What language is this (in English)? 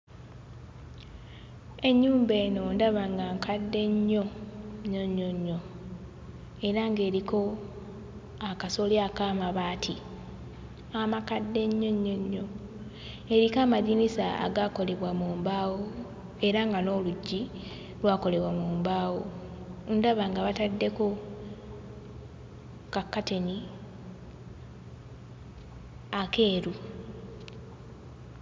Ganda